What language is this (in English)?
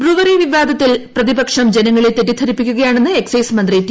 Malayalam